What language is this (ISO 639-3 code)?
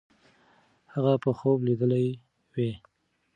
pus